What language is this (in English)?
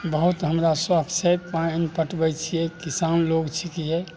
Maithili